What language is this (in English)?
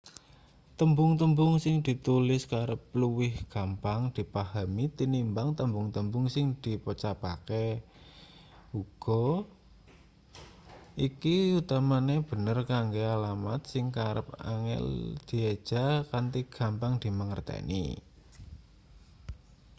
Javanese